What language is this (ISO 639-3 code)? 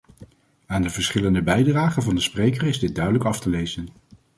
nld